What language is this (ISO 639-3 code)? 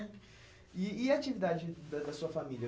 por